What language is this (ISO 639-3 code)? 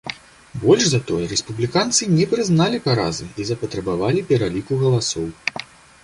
bel